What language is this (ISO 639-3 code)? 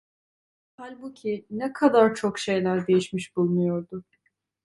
tur